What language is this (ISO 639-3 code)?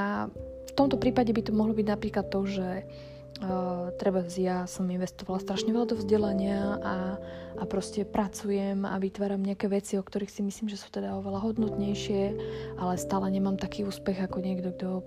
slk